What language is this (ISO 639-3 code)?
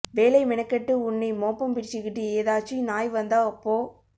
tam